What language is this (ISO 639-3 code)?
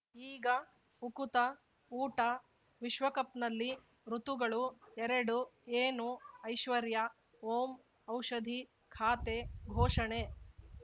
kan